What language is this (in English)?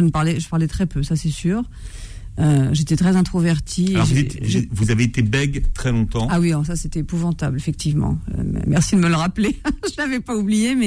French